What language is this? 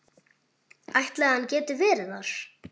Icelandic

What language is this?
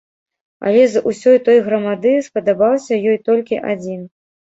Belarusian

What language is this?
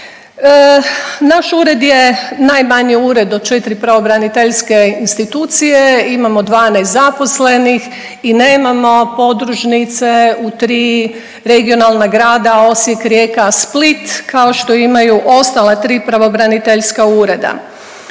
Croatian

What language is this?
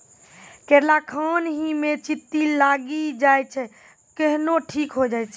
Maithili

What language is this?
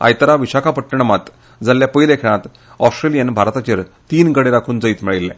Konkani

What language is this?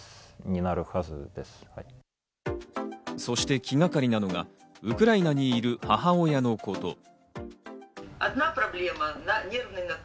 Japanese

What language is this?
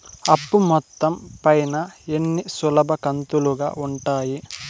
Telugu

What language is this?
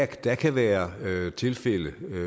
Danish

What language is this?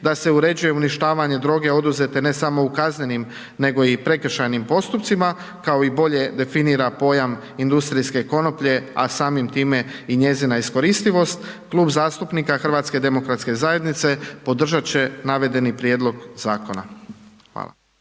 Croatian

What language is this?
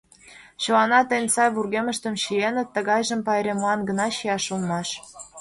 Mari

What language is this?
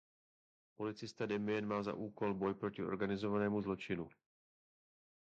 Czech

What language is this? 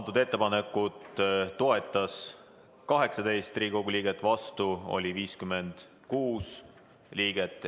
Estonian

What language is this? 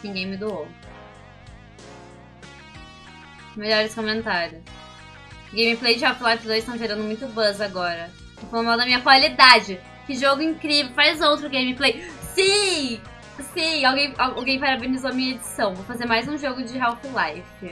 Portuguese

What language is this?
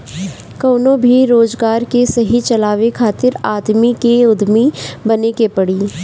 Bhojpuri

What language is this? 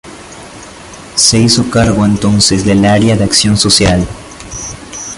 Spanish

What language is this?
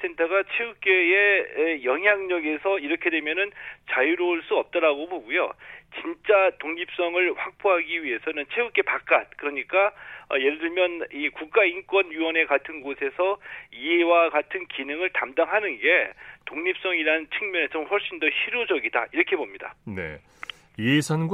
Korean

